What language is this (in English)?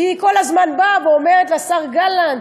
Hebrew